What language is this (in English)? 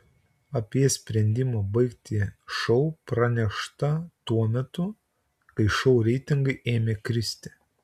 Lithuanian